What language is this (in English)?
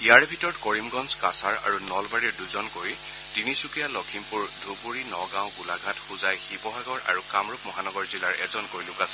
Assamese